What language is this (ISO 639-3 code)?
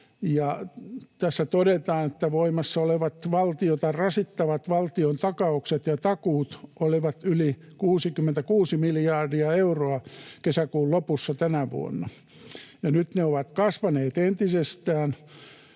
fin